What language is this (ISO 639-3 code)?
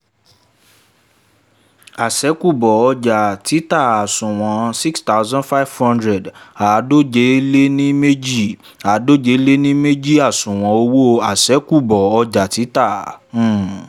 yor